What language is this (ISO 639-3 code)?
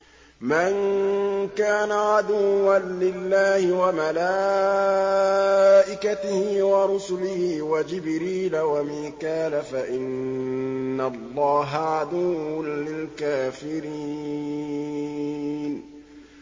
ara